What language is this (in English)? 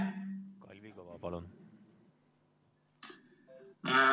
Estonian